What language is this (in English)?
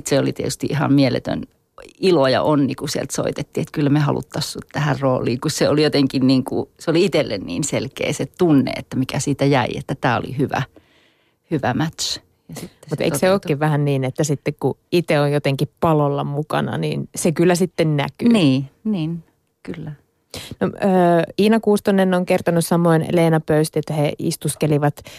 Finnish